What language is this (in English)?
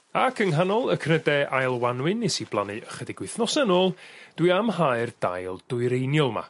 Welsh